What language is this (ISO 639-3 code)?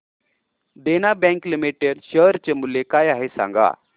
mar